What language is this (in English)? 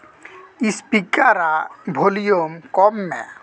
Santali